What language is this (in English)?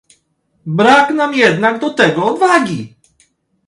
Polish